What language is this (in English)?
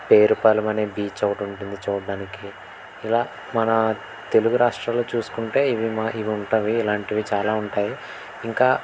Telugu